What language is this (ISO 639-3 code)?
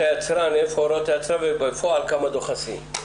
heb